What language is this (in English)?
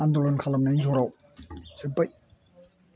Bodo